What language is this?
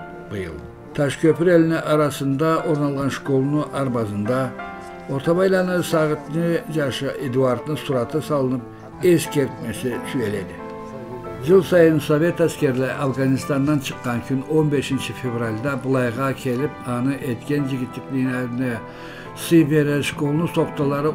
Turkish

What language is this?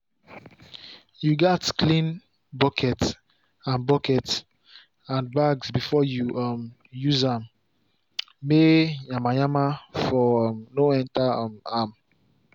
Nigerian Pidgin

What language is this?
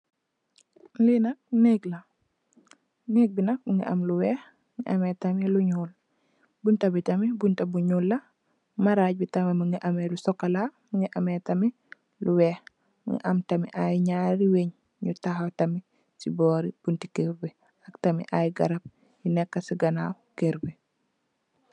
Wolof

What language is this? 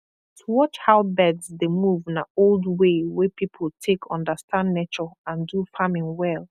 Nigerian Pidgin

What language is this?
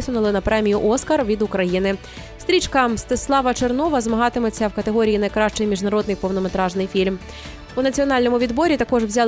Ukrainian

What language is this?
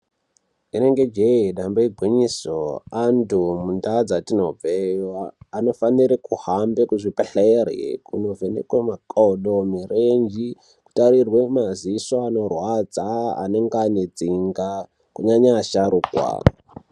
Ndau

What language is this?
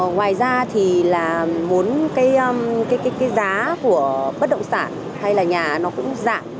Vietnamese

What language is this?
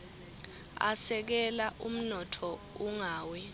Swati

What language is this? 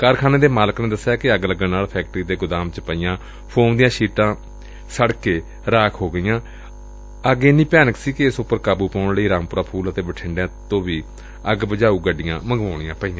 Punjabi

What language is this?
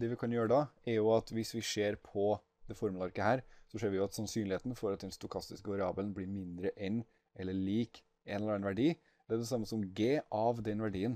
Norwegian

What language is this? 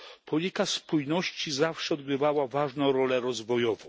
Polish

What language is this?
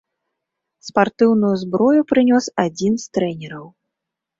Belarusian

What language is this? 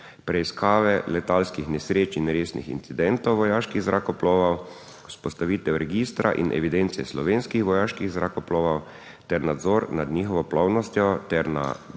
Slovenian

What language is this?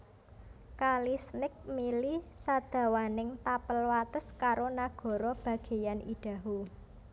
Javanese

